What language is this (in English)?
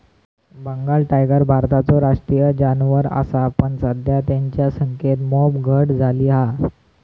Marathi